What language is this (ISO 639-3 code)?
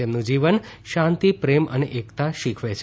guj